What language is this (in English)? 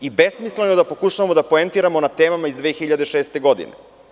Serbian